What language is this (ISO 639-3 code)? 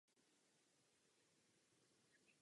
ces